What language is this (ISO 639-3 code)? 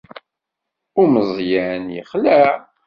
kab